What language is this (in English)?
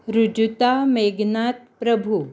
Konkani